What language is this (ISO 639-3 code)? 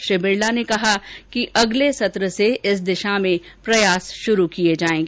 hin